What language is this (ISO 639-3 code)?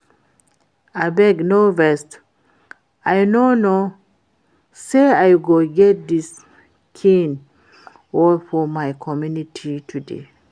pcm